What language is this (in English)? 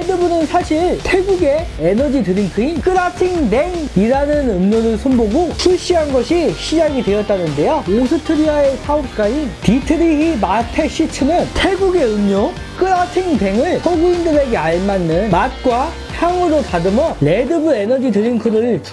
Korean